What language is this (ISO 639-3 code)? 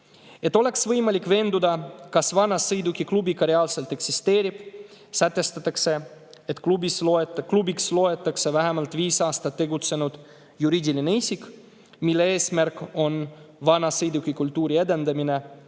est